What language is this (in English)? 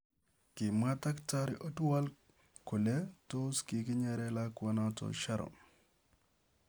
Kalenjin